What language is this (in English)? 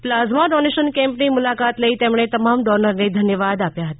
Gujarati